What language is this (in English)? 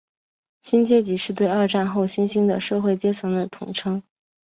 Chinese